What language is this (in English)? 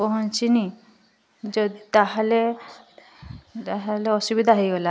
Odia